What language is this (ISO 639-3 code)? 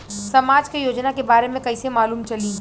bho